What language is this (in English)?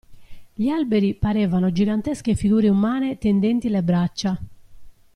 Italian